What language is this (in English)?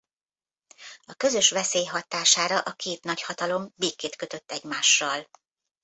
Hungarian